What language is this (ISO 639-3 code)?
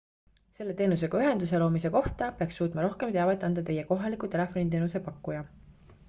est